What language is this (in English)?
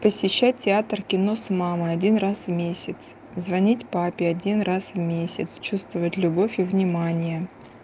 Russian